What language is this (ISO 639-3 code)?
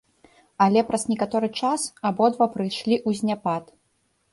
bel